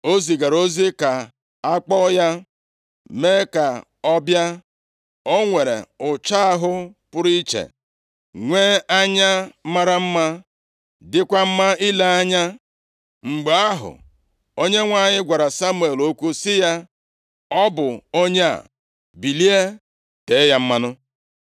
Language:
Igbo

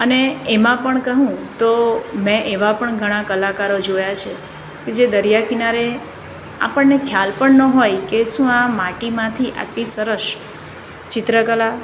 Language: Gujarati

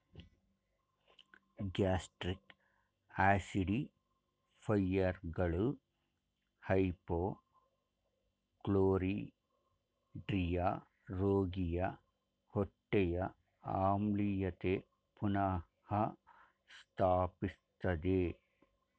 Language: Kannada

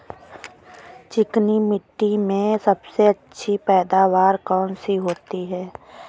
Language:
Hindi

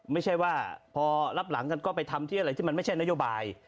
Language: Thai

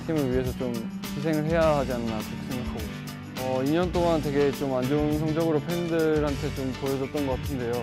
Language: Korean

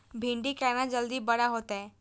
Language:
Maithili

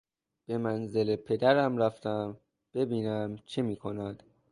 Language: Persian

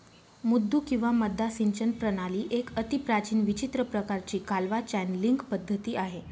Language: Marathi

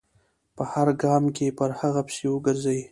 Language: Pashto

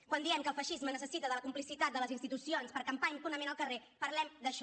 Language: Catalan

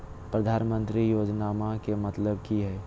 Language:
Magahi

